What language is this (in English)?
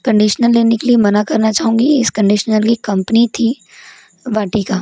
Hindi